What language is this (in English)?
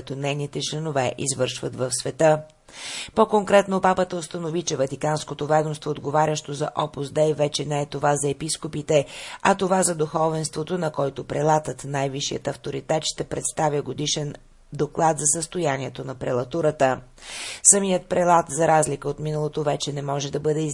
Bulgarian